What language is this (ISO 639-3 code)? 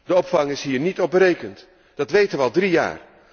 nld